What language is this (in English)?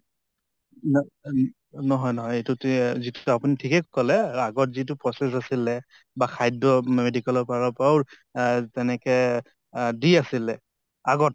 Assamese